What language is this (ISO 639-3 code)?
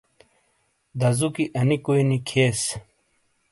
scl